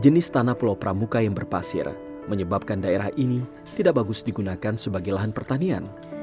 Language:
Indonesian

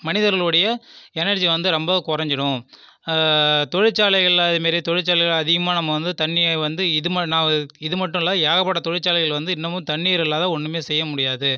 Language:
Tamil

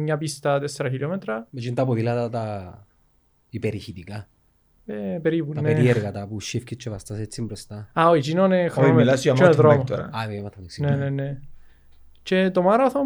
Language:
Greek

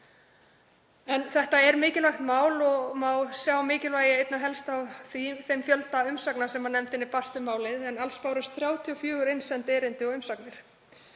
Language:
Icelandic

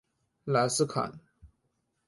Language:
Chinese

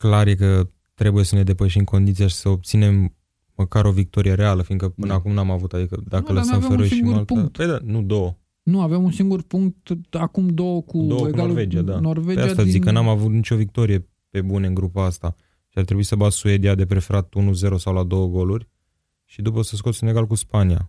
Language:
Romanian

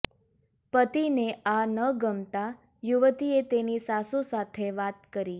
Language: Gujarati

